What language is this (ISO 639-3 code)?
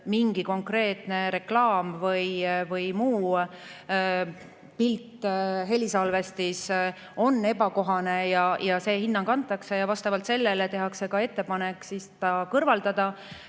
est